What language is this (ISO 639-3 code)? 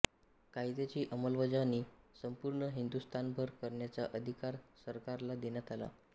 mar